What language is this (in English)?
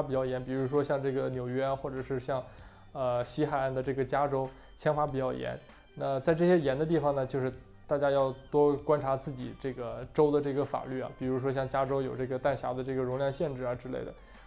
Chinese